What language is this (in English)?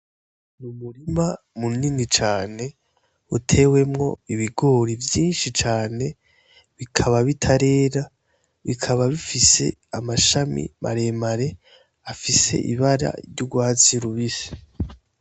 Rundi